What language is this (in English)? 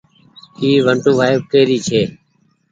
Goaria